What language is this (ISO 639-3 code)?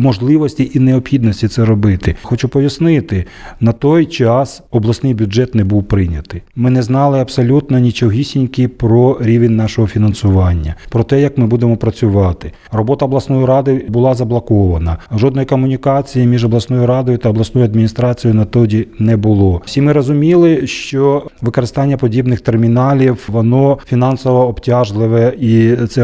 ukr